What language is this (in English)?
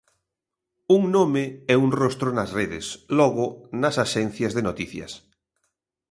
Galician